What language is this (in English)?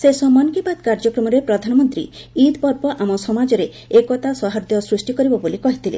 Odia